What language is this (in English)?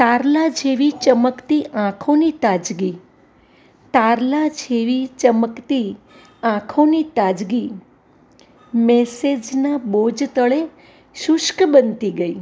Gujarati